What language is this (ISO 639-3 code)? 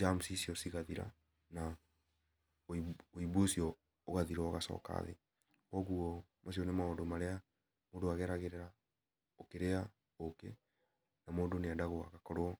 kik